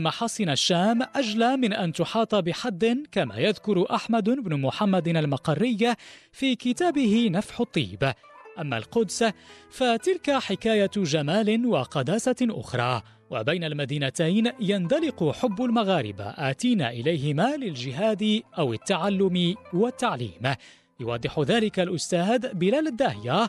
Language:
Arabic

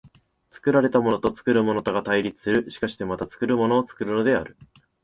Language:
Japanese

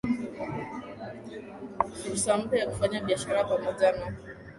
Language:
Swahili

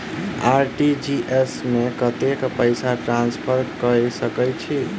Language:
Maithili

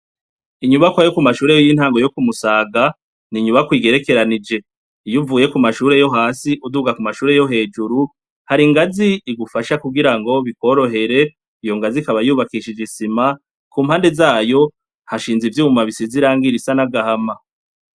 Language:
Rundi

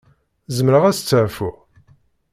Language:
Kabyle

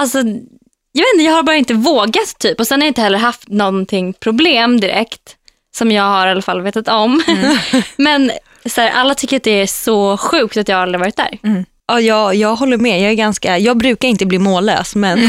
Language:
Swedish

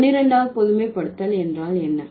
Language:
Tamil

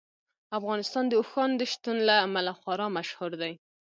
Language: Pashto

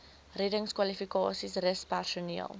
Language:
Afrikaans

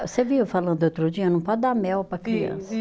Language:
Portuguese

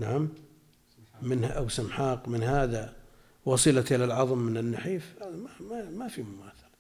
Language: Arabic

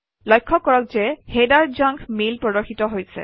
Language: Assamese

